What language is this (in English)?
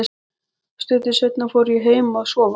Icelandic